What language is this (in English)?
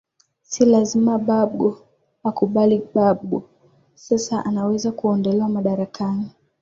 Swahili